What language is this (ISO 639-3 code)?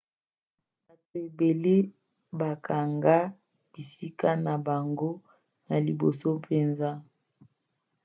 lin